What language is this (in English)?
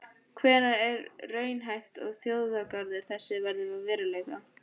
Icelandic